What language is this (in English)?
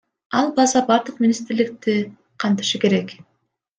Kyrgyz